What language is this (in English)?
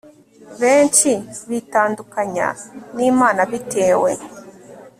Kinyarwanda